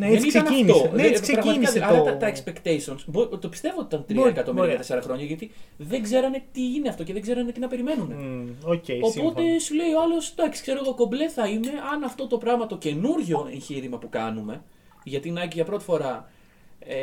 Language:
Greek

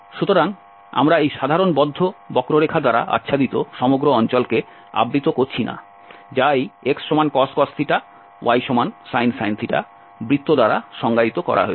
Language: Bangla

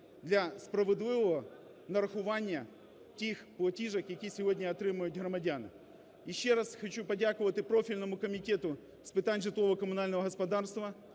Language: Ukrainian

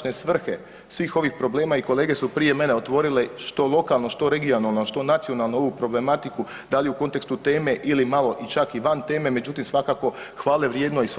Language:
Croatian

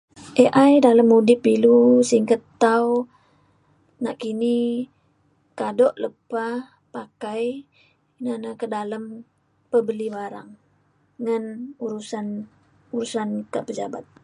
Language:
Mainstream Kenyah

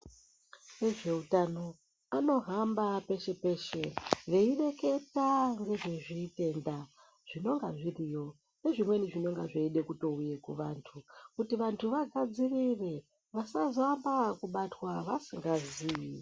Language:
Ndau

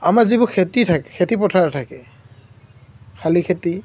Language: Assamese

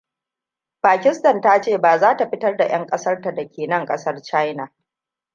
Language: Hausa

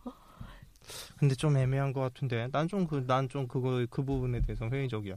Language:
Korean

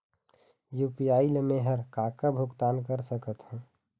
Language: Chhattisgarhi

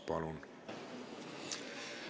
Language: Estonian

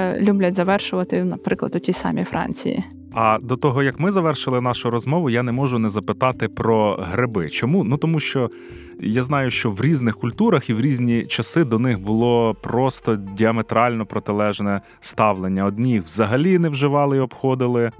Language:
Ukrainian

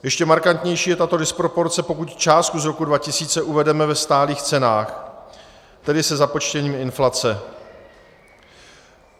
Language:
Czech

